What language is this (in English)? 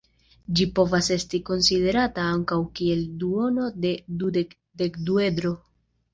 Esperanto